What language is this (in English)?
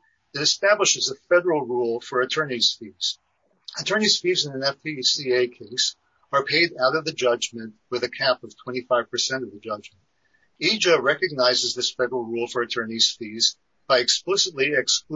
English